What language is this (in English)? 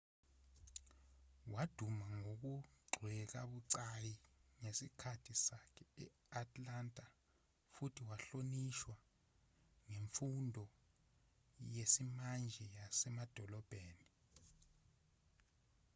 Zulu